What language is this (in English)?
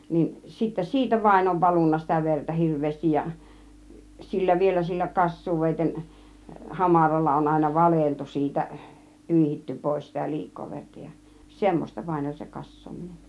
Finnish